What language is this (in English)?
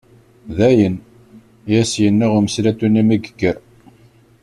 Kabyle